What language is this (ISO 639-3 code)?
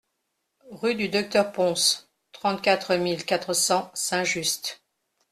fra